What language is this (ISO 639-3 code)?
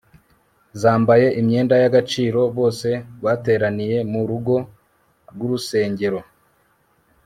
kin